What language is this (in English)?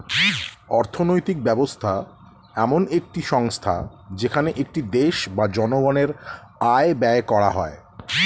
Bangla